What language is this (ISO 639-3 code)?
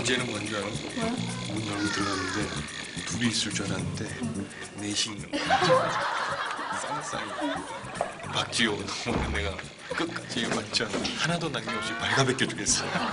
kor